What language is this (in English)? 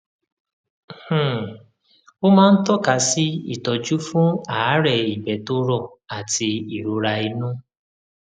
Yoruba